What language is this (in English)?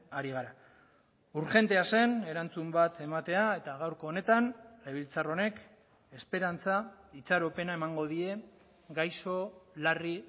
Basque